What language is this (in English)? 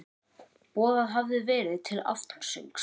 Icelandic